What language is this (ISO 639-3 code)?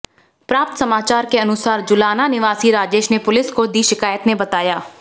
hin